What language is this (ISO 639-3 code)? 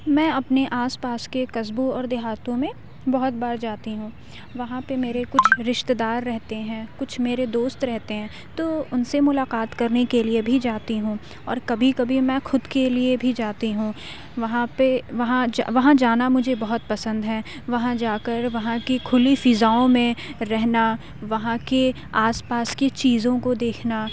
urd